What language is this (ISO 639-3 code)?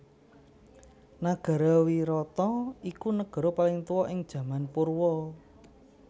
jav